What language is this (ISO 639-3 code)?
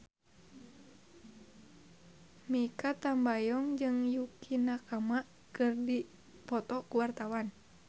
sun